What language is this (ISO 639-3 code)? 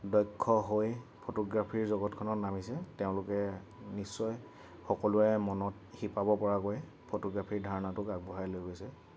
asm